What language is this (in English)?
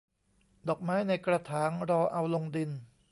Thai